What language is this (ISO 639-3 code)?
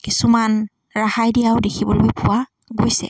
asm